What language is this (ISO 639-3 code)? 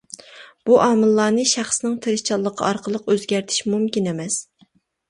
uig